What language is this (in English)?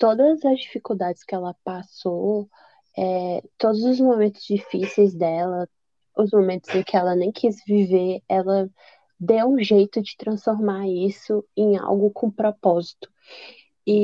Portuguese